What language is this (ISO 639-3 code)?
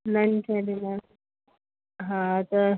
snd